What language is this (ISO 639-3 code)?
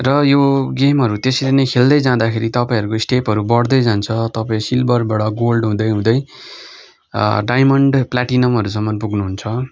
nep